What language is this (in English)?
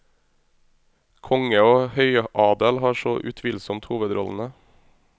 Norwegian